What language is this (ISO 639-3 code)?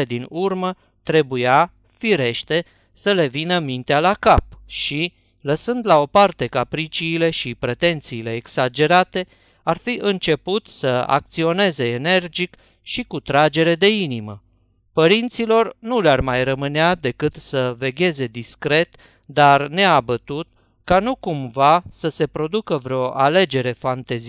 ron